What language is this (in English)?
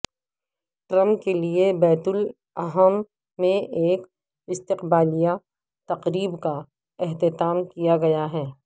Urdu